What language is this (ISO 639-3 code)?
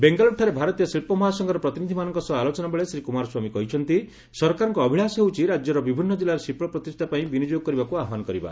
ori